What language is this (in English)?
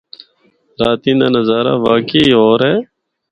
Northern Hindko